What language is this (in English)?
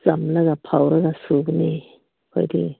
Manipuri